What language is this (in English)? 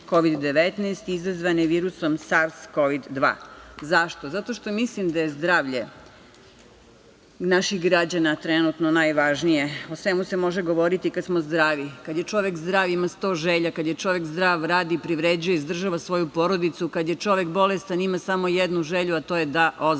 Serbian